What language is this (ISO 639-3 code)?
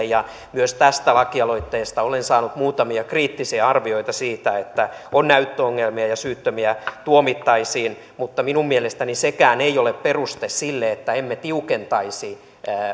fin